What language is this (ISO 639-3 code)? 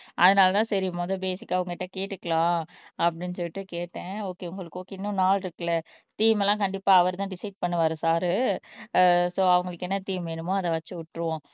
tam